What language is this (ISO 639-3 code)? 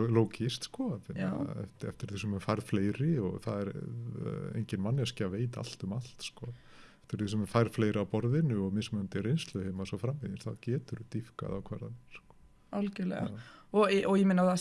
isl